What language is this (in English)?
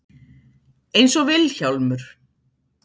Icelandic